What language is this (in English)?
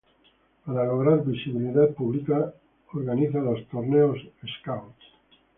Spanish